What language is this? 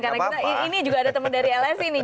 Indonesian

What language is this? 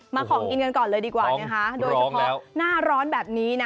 Thai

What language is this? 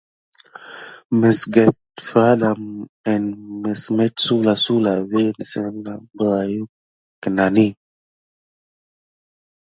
Gidar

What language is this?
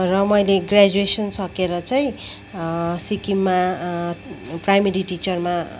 Nepali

